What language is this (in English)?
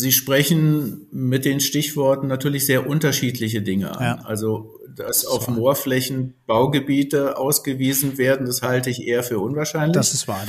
German